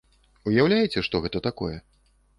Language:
Belarusian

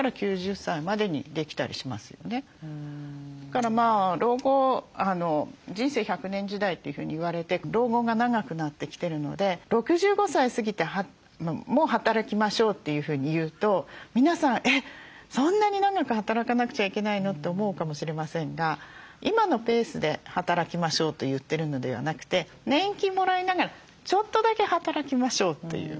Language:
Japanese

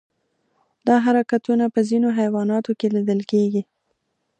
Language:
Pashto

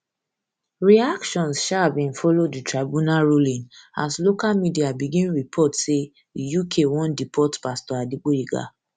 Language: Nigerian Pidgin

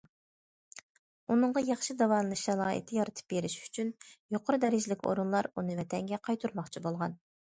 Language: Uyghur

